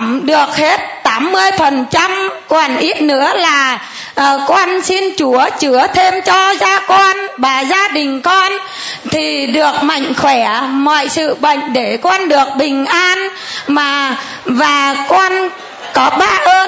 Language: Vietnamese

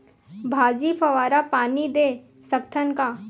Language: Chhattisgarhi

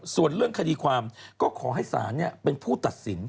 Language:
Thai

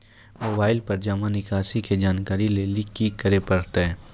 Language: Maithili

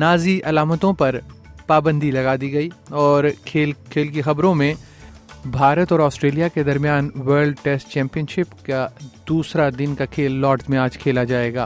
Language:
Urdu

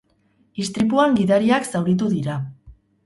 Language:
Basque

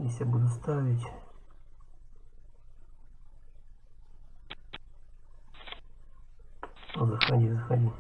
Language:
Russian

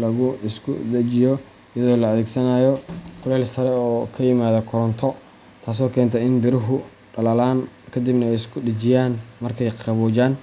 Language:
Somali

